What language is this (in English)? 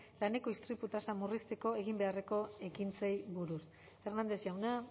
Basque